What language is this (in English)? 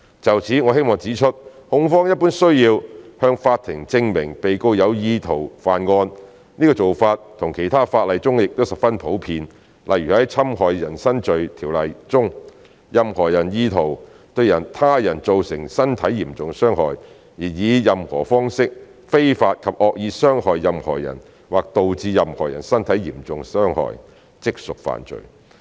Cantonese